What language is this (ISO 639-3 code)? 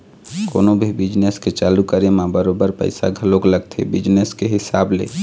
hne